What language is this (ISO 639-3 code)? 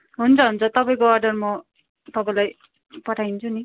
nep